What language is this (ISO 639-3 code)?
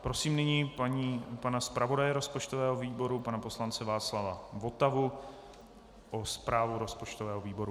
ces